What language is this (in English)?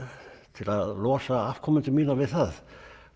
Icelandic